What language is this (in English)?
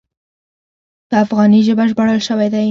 Pashto